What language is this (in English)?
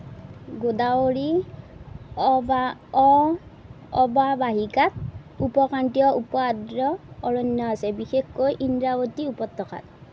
Assamese